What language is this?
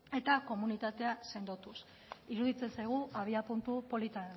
Basque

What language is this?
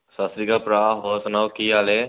Punjabi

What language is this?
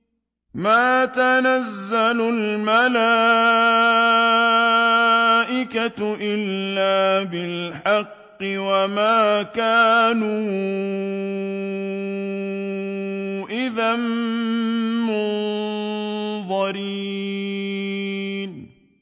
Arabic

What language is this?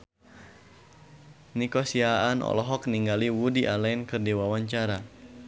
Sundanese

